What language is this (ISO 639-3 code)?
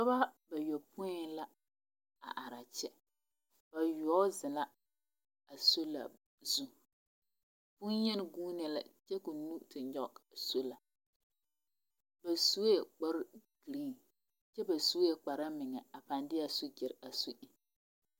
dga